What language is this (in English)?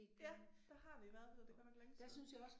Danish